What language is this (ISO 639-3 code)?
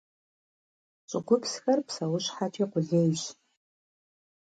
kbd